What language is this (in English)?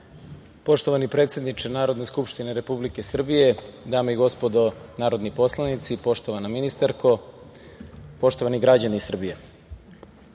Serbian